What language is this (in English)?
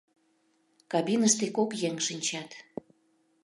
Mari